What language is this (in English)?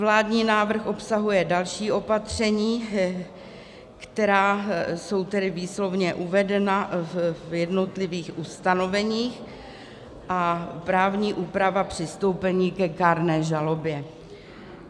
Czech